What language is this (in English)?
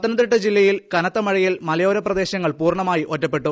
Malayalam